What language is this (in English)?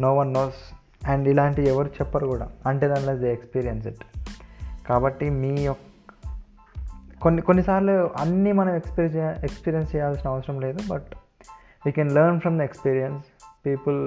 Telugu